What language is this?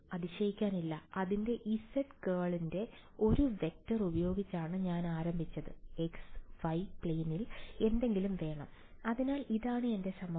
Malayalam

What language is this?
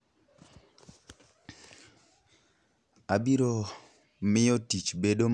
Luo (Kenya and Tanzania)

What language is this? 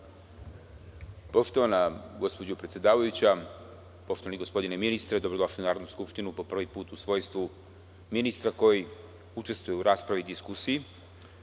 Serbian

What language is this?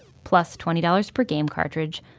English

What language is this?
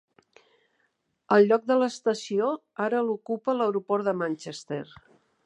Catalan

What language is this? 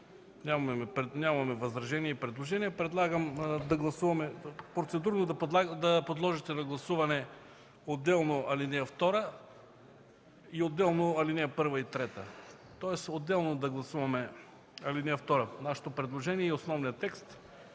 Bulgarian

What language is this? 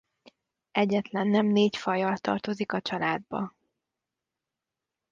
Hungarian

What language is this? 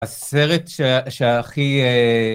Hebrew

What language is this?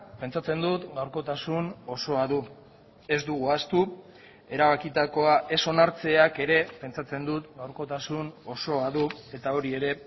Basque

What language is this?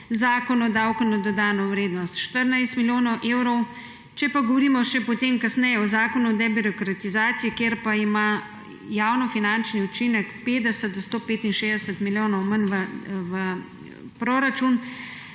Slovenian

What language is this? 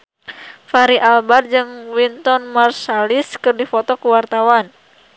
Sundanese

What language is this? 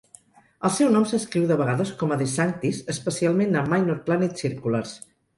Catalan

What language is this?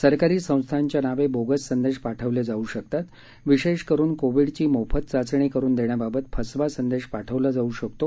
Marathi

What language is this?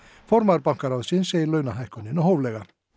Icelandic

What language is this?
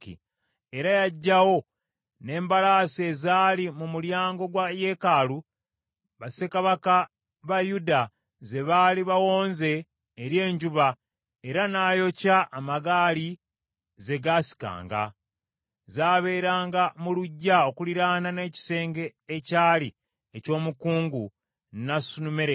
Ganda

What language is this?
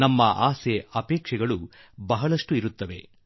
Kannada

